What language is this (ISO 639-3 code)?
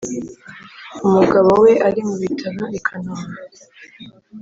kin